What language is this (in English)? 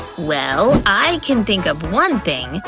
English